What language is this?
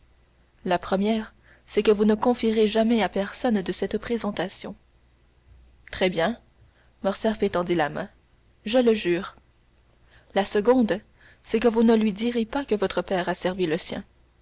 French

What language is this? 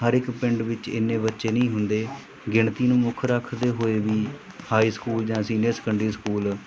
Punjabi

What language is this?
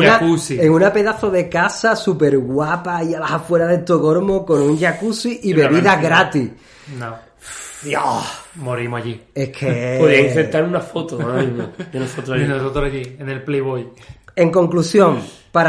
Spanish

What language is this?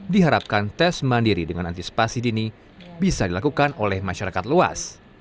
Indonesian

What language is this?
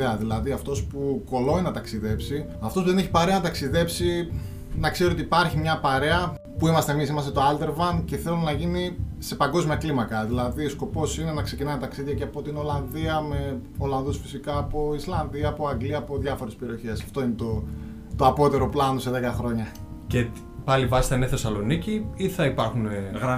Greek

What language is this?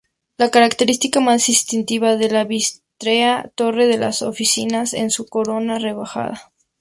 Spanish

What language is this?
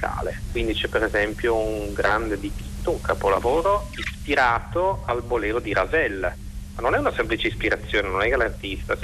Italian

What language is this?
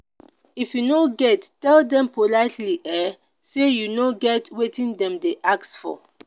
Nigerian Pidgin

